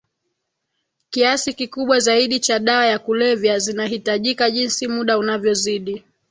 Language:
Swahili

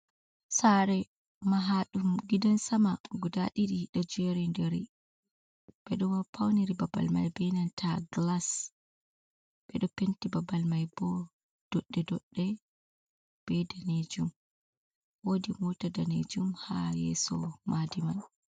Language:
Fula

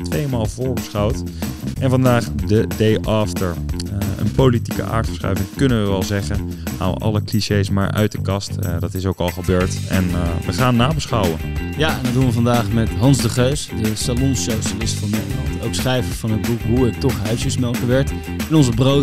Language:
Dutch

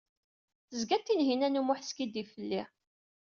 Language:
Kabyle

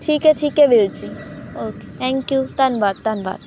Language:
Punjabi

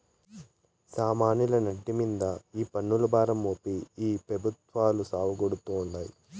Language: Telugu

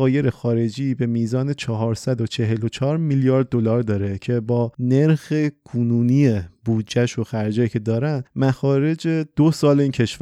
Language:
Persian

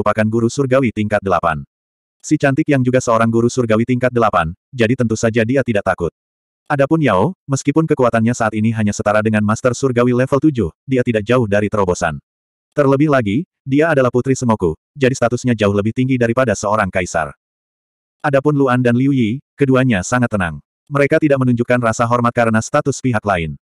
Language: Indonesian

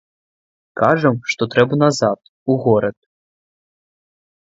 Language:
Belarusian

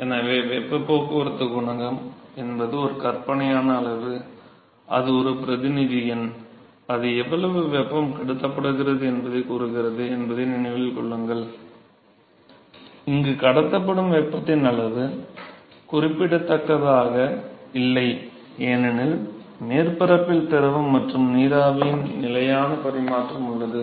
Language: Tamil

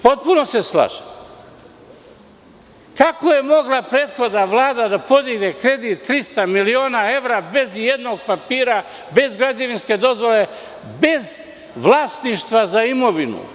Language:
Serbian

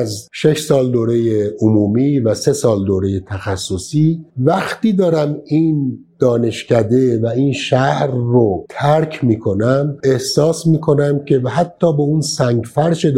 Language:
Persian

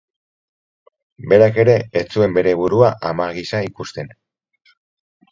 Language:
Basque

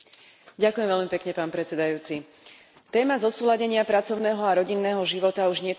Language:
Slovak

